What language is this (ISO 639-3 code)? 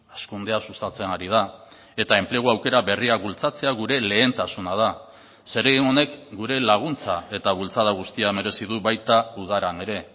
eus